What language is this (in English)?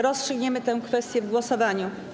Polish